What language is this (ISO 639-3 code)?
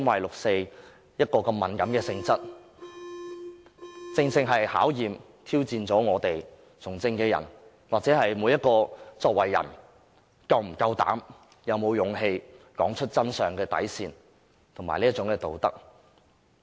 yue